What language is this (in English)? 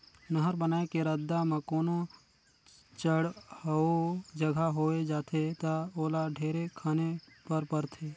Chhattisgarhi